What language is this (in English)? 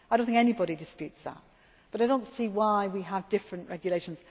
English